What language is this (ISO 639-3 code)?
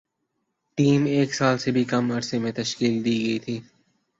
urd